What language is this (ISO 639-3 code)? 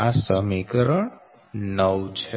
guj